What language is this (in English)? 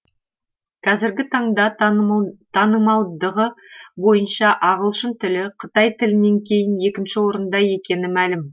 Kazakh